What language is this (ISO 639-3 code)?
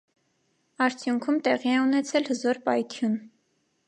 hye